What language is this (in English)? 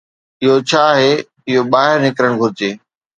Sindhi